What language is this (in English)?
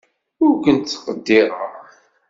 Kabyle